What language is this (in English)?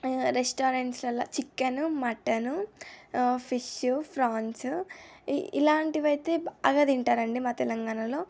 Telugu